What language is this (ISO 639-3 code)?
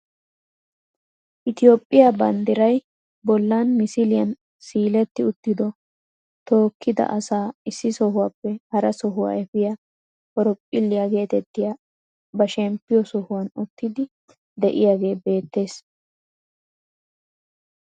wal